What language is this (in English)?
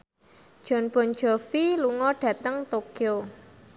Javanese